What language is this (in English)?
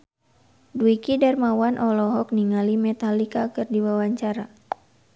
Sundanese